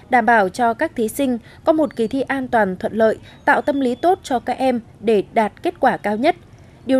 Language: Vietnamese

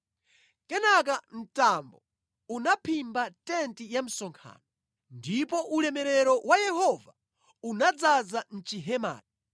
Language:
Nyanja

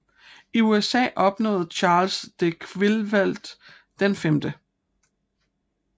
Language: Danish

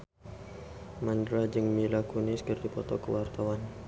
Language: Sundanese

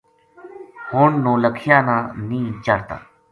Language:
Gujari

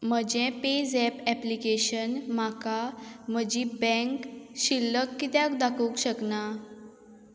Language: Konkani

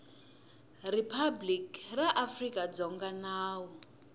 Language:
Tsonga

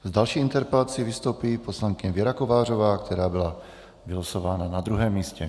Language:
Czech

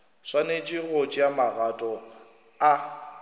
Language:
Northern Sotho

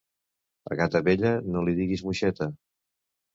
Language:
Catalan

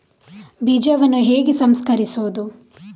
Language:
Kannada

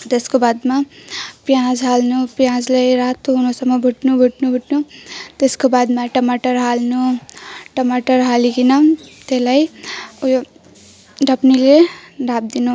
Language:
Nepali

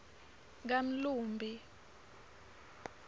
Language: Swati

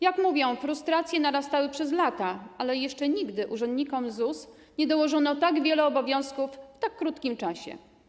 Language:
Polish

